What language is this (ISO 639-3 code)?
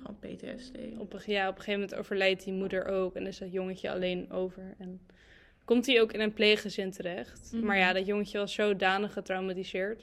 nld